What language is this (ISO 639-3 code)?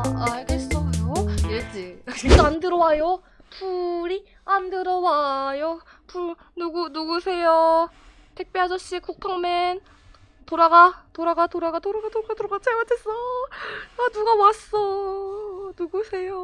kor